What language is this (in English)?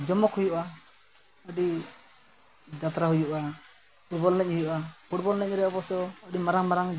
Santali